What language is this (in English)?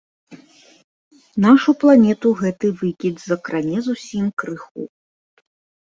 Belarusian